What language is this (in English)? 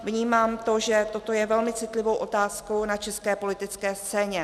Czech